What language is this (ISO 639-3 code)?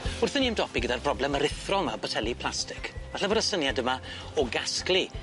cym